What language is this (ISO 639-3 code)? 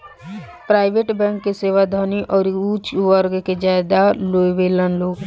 bho